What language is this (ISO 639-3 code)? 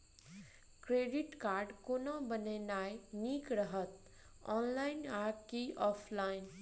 mai